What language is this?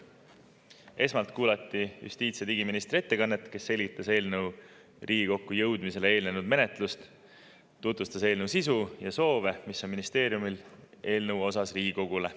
Estonian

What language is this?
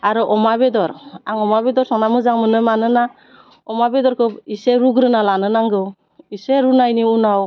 Bodo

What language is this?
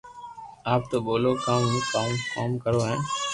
Loarki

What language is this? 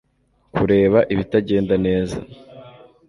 Kinyarwanda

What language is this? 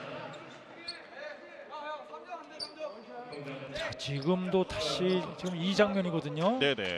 Korean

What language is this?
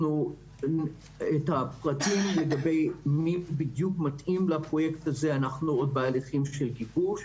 Hebrew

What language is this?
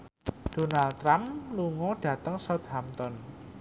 Javanese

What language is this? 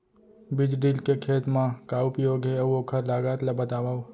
Chhattisgarhi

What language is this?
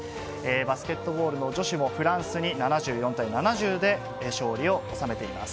Japanese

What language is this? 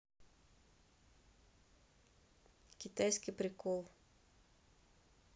Russian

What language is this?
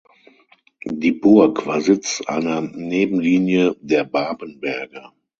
German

